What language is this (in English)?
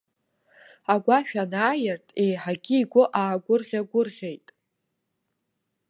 Abkhazian